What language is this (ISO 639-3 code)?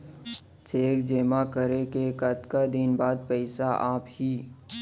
hne